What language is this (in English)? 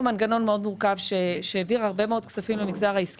Hebrew